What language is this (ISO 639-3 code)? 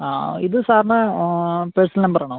mal